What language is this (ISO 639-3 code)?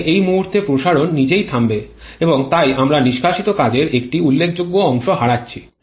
ben